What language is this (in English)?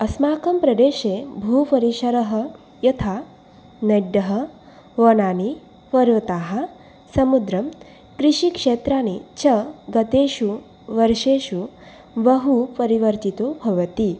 Sanskrit